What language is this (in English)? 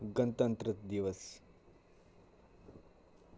Dogri